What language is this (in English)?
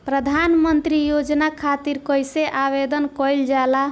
Bhojpuri